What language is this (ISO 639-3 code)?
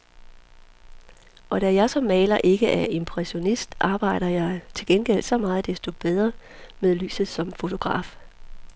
dan